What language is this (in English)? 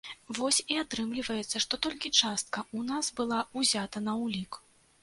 Belarusian